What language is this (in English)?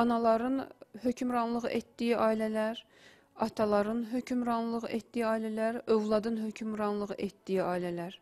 Turkish